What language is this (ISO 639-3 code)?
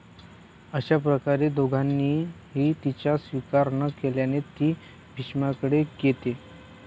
mar